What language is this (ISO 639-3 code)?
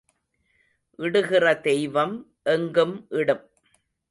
tam